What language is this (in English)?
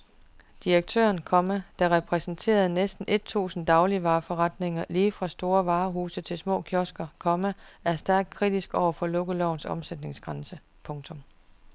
Danish